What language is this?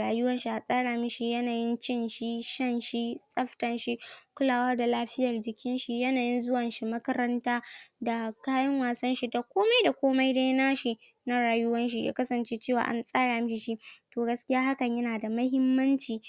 Hausa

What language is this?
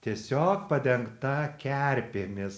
Lithuanian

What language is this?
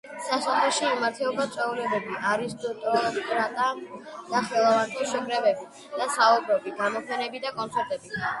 Georgian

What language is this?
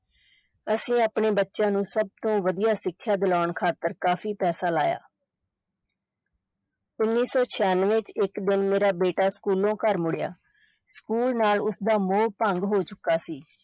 Punjabi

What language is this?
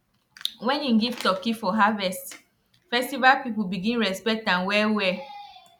Nigerian Pidgin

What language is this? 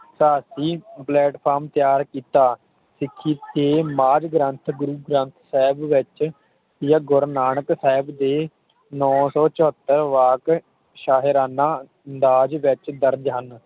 Punjabi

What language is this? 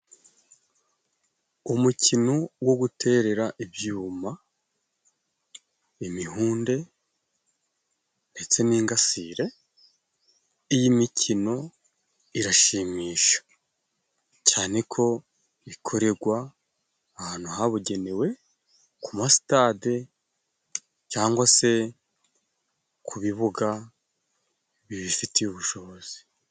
Kinyarwanda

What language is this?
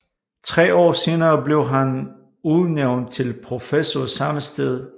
Danish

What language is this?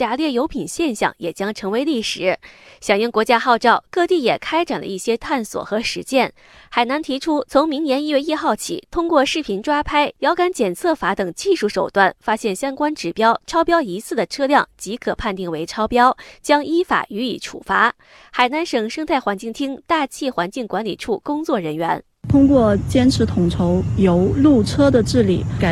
Chinese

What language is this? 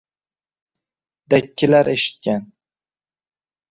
Uzbek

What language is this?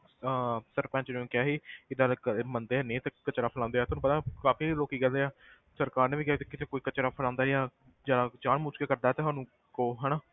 Punjabi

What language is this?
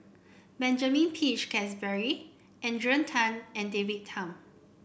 English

